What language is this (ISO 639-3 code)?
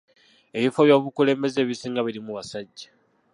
lug